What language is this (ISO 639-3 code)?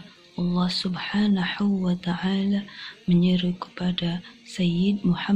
ind